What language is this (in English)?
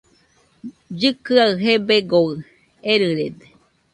Nüpode Huitoto